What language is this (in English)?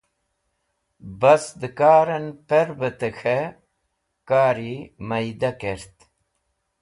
Wakhi